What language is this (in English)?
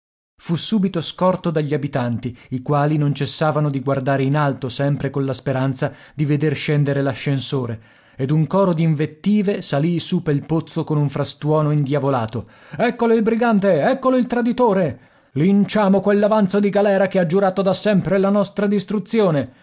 Italian